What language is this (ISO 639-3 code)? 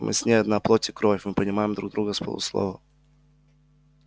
rus